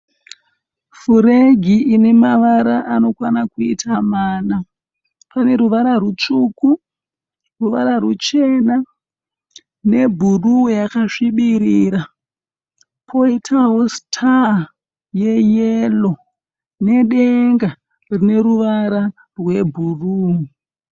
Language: Shona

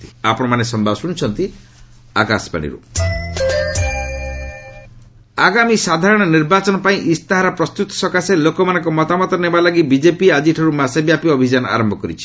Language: Odia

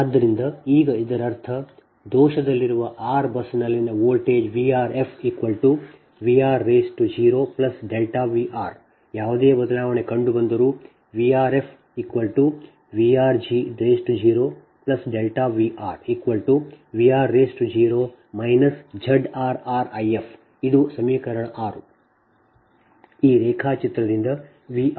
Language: Kannada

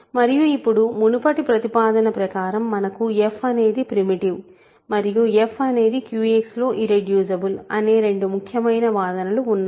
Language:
Telugu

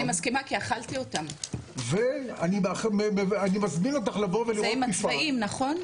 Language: Hebrew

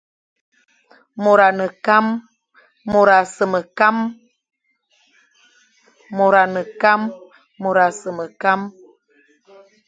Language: Fang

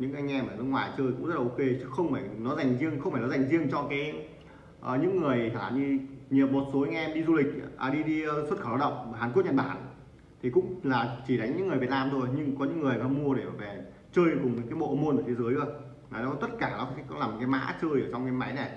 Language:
Vietnamese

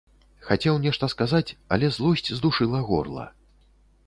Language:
Belarusian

